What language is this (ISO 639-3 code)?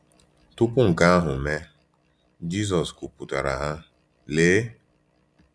ibo